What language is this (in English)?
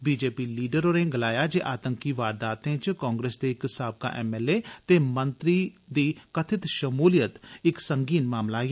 Dogri